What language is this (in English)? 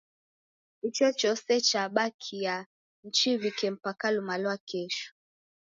Taita